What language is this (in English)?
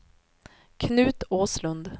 Swedish